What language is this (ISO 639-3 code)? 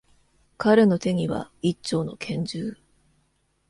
jpn